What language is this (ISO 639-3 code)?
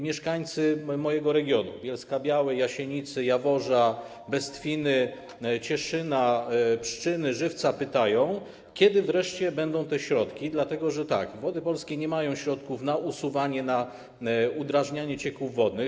pol